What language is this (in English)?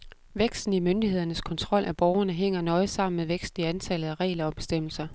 Danish